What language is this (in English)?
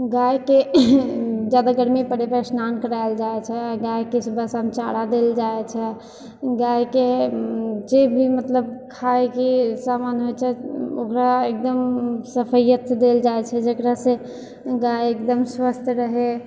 Maithili